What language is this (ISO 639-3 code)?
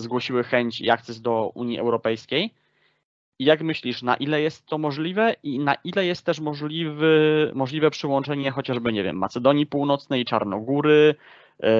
pol